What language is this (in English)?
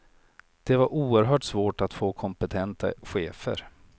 Swedish